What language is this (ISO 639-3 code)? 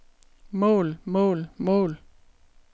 dan